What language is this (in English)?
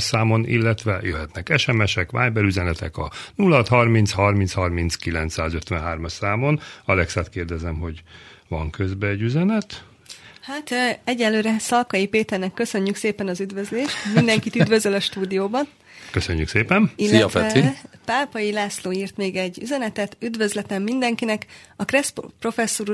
Hungarian